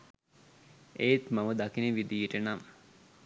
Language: Sinhala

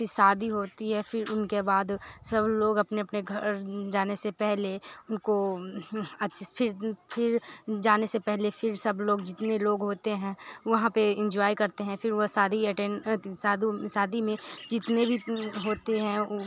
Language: Hindi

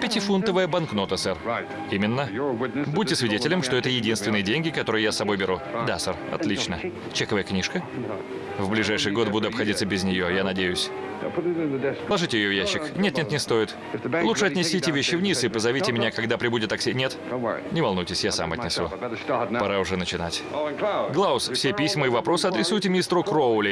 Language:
Russian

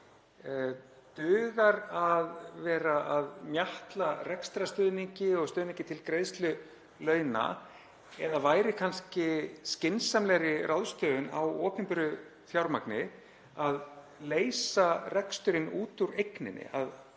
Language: Icelandic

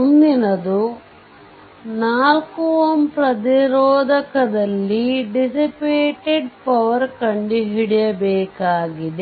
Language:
Kannada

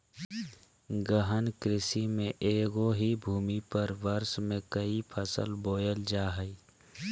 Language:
Magahi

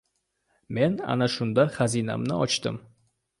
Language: Uzbek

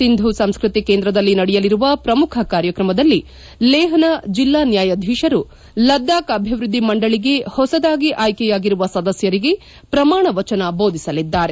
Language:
Kannada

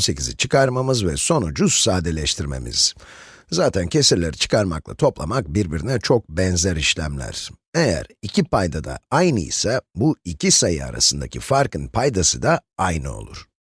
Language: Turkish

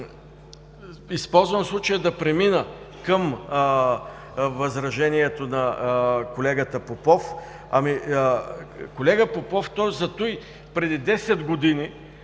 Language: Bulgarian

